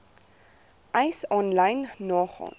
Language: Afrikaans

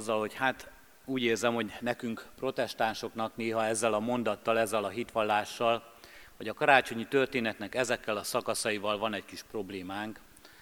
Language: Hungarian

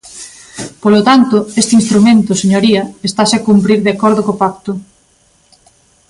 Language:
Galician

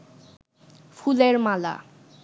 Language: Bangla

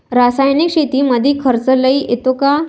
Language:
Marathi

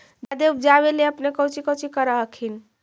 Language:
Magahi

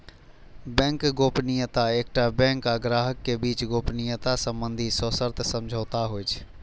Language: Maithili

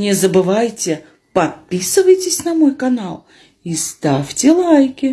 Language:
Russian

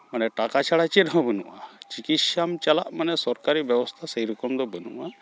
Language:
Santali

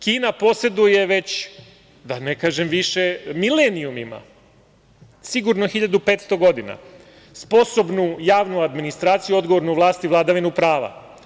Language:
Serbian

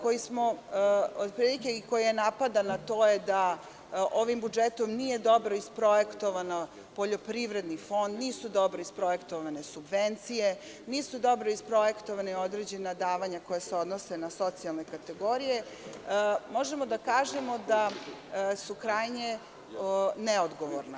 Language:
Serbian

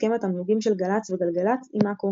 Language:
Hebrew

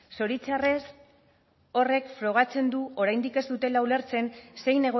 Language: Basque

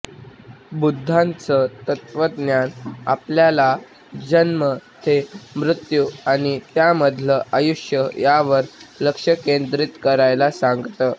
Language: Marathi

